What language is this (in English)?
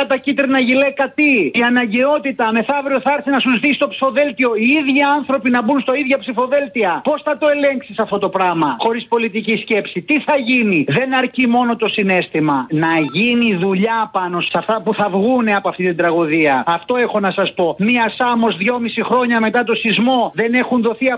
Greek